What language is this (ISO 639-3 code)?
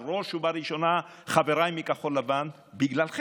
heb